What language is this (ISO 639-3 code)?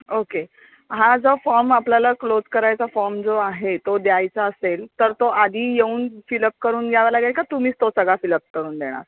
mar